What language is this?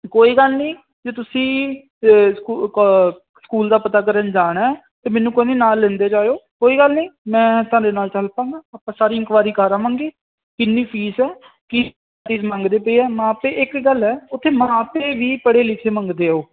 Punjabi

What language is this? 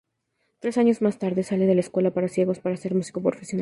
Spanish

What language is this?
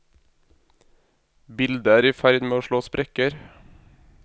Norwegian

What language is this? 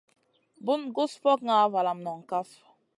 Masana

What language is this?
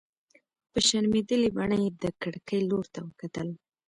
Pashto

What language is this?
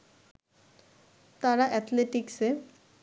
Bangla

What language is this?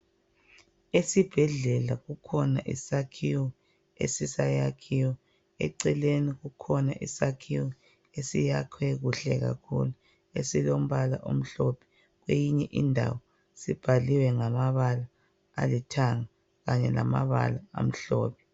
North Ndebele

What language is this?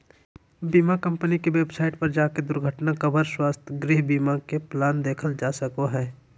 Magahi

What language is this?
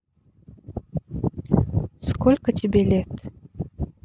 Russian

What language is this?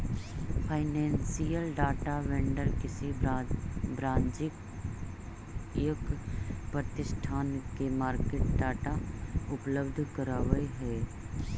Magahi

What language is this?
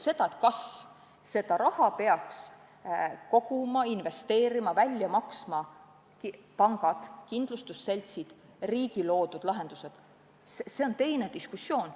Estonian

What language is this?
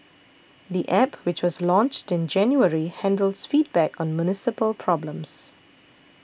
English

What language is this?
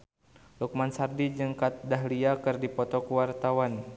Sundanese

